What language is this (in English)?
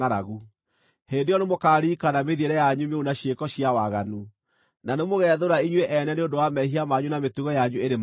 Kikuyu